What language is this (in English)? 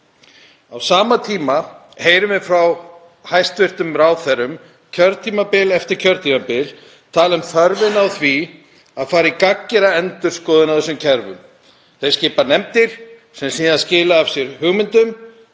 Icelandic